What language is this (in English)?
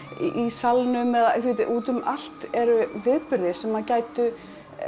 Icelandic